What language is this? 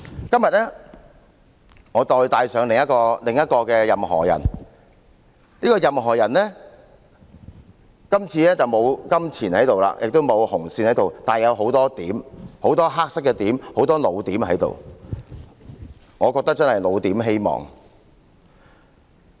Cantonese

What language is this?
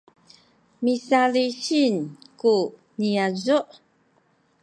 Sakizaya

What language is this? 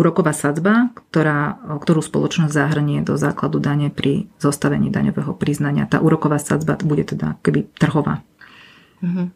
Slovak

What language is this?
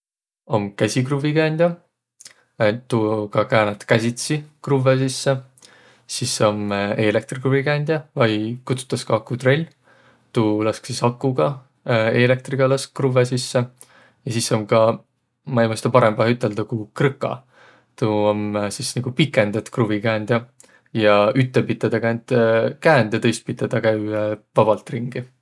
Võro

